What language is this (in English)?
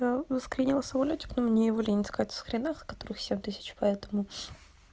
Russian